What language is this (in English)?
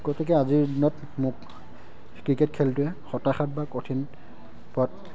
Assamese